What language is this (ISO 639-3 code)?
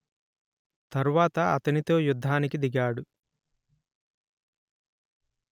tel